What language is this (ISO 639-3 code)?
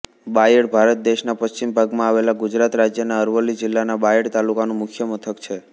guj